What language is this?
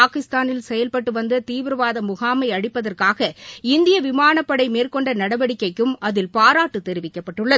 Tamil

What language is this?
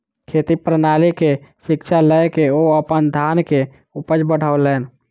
Maithili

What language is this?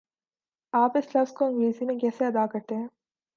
Urdu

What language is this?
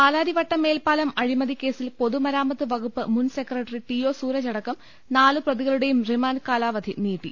Malayalam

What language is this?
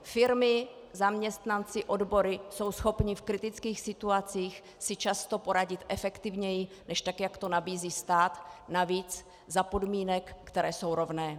Czech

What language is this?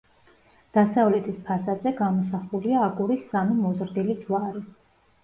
Georgian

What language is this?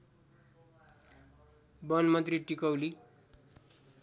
Nepali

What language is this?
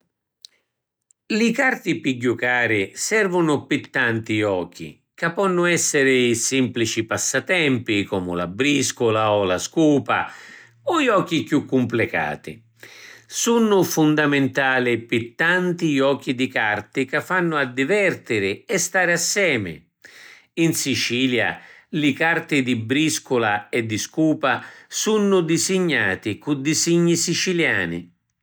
Sicilian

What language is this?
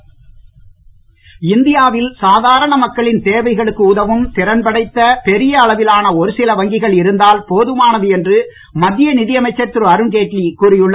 Tamil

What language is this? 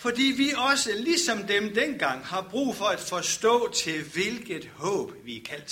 Danish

